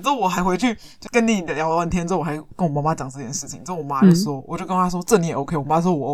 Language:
Chinese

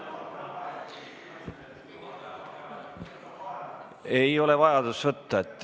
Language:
Estonian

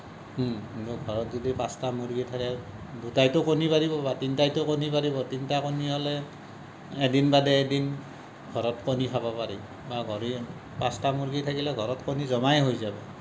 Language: Assamese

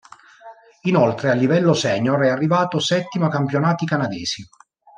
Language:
Italian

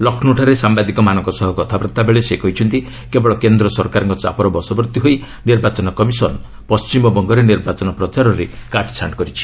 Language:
Odia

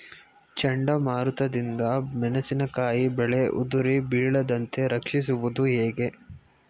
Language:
Kannada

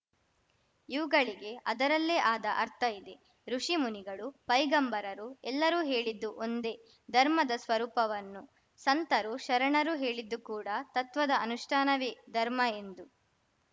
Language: Kannada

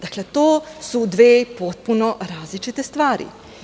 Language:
Serbian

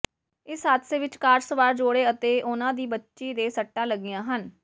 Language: Punjabi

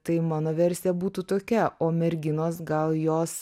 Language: Lithuanian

